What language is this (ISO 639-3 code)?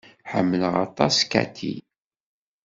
kab